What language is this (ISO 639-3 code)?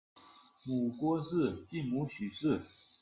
zho